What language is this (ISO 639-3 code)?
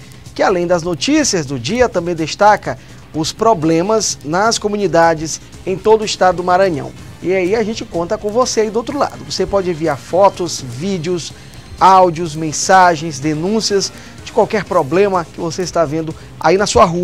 por